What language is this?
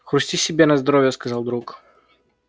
Russian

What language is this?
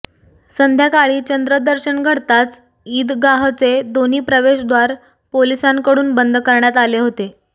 Marathi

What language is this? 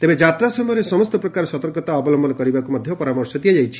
Odia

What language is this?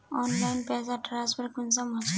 Magahi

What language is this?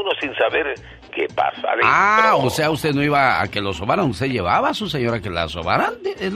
Spanish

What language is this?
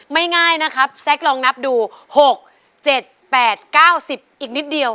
Thai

